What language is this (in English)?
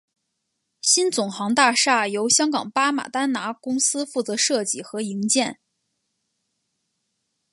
Chinese